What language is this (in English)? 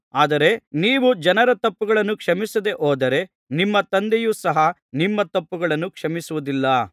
Kannada